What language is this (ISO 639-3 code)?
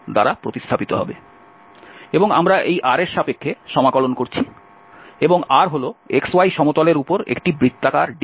ben